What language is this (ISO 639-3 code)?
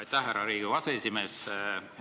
est